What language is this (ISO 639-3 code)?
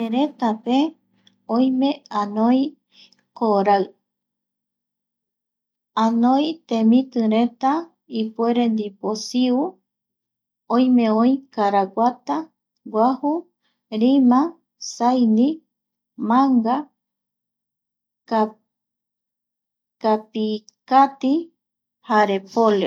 gui